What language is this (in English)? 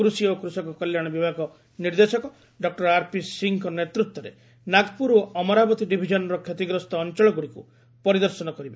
Odia